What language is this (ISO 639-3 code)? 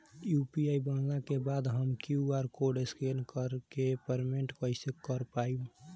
bho